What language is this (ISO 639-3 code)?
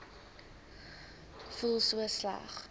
afr